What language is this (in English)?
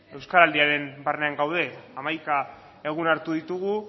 Basque